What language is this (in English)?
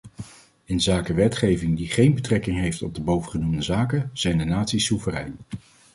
Dutch